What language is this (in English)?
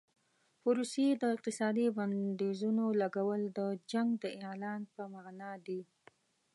Pashto